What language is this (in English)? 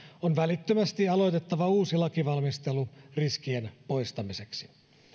Finnish